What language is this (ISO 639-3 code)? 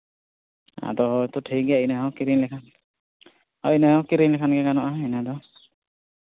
sat